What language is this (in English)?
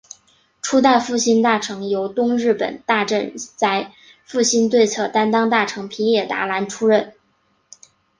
Chinese